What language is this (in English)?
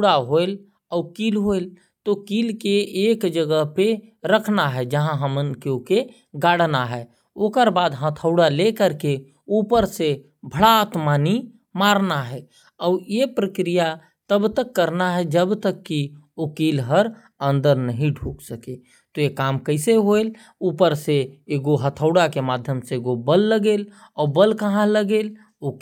Korwa